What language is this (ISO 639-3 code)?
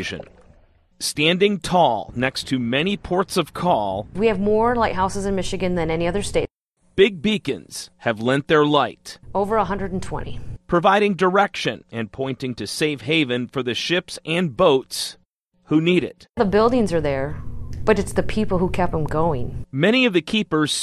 eng